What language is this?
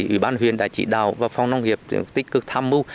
Vietnamese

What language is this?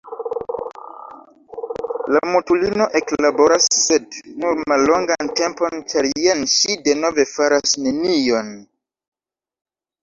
Esperanto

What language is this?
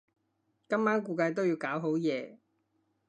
Cantonese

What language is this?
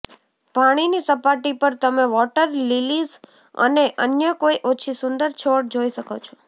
Gujarati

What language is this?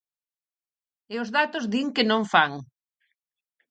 Galician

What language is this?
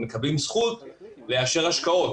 Hebrew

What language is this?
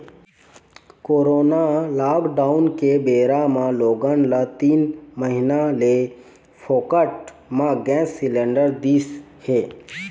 Chhattisgarhi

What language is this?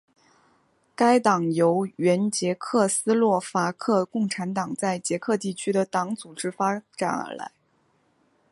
Chinese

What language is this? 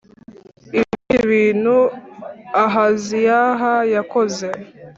Kinyarwanda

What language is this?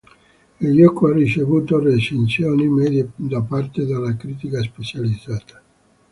Italian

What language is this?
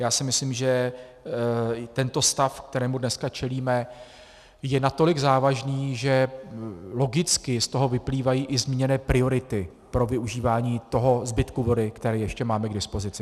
Czech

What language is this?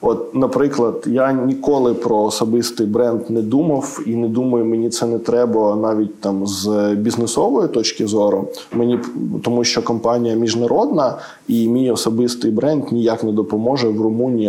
Ukrainian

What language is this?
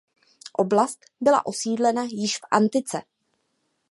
Czech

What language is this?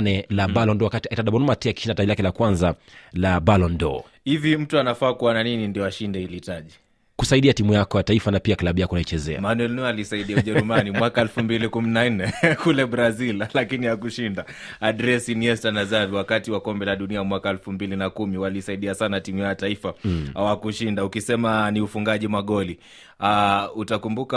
Swahili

